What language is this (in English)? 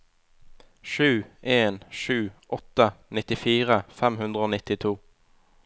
Norwegian